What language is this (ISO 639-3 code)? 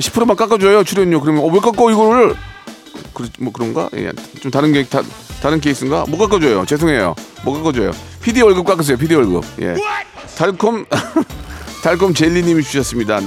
kor